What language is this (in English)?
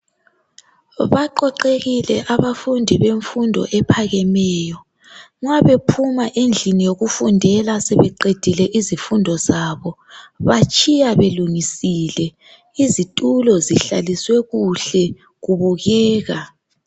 North Ndebele